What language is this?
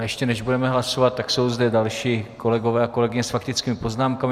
Czech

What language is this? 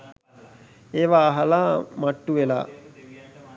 Sinhala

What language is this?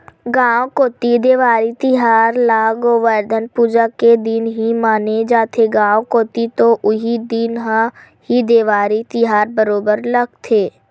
Chhattisgarhi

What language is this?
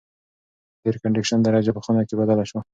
Pashto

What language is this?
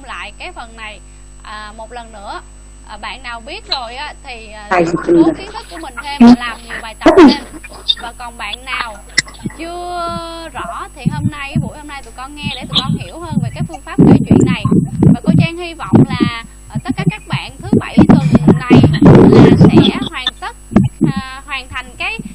Vietnamese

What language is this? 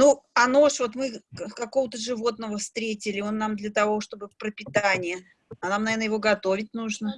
Russian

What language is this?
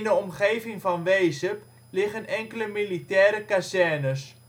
Dutch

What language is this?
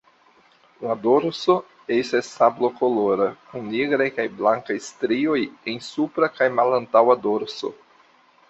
Esperanto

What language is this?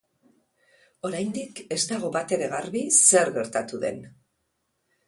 Basque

